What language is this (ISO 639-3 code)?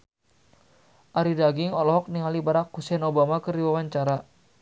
sun